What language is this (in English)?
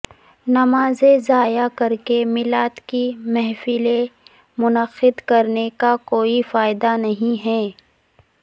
Urdu